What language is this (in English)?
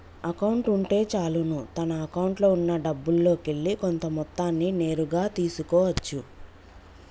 Telugu